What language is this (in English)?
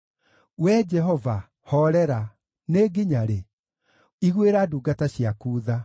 Kikuyu